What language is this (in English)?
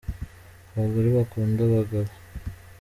Kinyarwanda